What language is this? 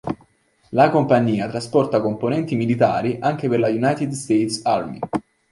Italian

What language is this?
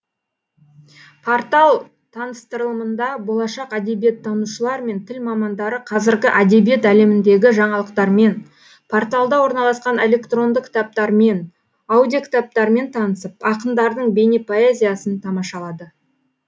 Kazakh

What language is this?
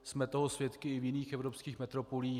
Czech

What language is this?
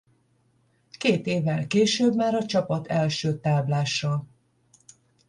Hungarian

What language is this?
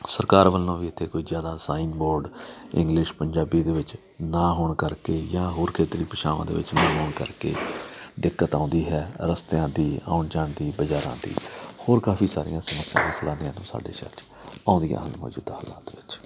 Punjabi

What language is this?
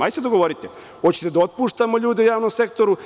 Serbian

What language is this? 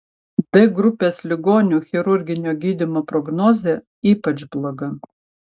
Lithuanian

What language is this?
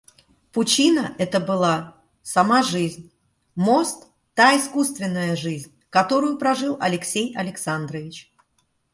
Russian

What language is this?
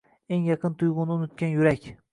Uzbek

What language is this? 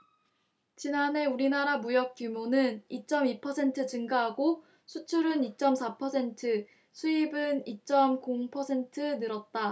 Korean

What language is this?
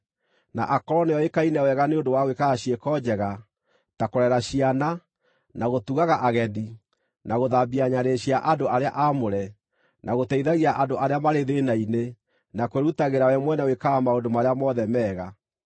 Kikuyu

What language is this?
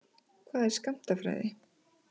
Icelandic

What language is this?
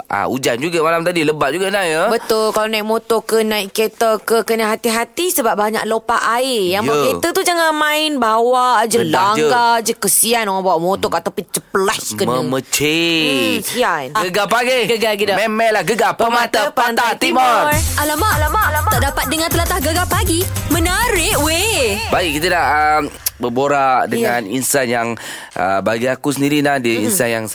Malay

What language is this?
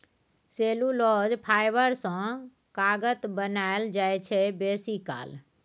Maithili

